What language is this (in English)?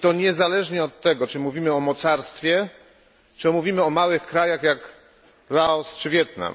Polish